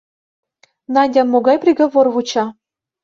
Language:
Mari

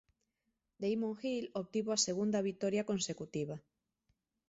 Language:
Galician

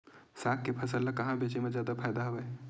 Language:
Chhattisgarhi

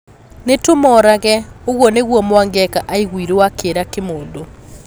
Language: Kikuyu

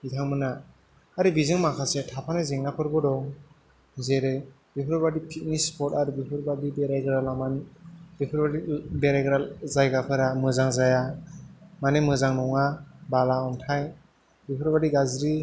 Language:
Bodo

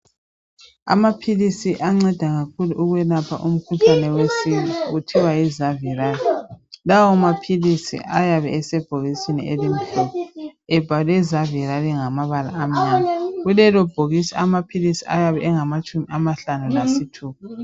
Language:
North Ndebele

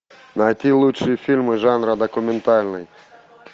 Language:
Russian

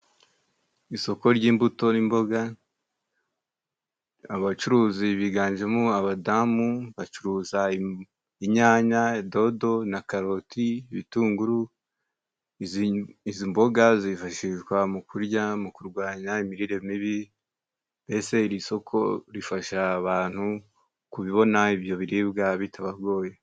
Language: Kinyarwanda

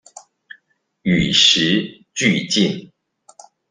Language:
Chinese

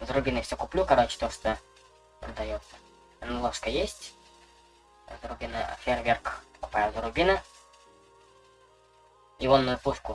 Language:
Russian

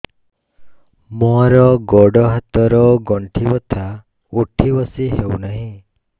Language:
Odia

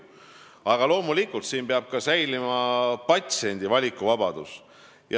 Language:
Estonian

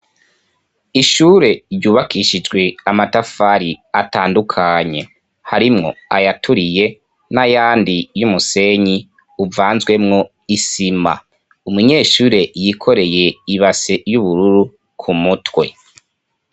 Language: Rundi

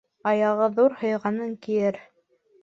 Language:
Bashkir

